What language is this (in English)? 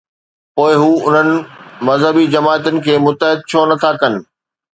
Sindhi